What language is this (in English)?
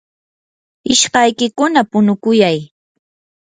Yanahuanca Pasco Quechua